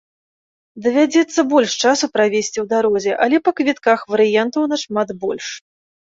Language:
Belarusian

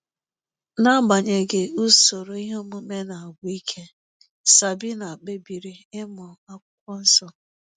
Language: Igbo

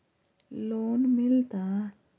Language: Magahi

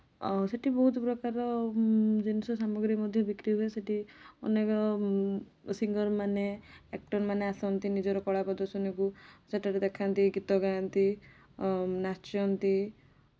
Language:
Odia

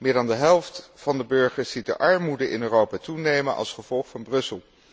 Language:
Dutch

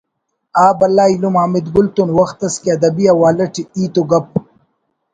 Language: Brahui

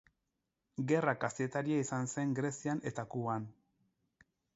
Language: Basque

